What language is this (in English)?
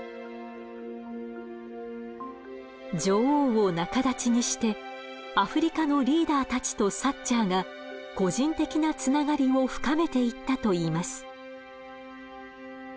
Japanese